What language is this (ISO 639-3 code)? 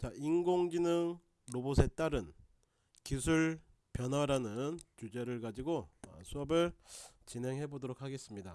kor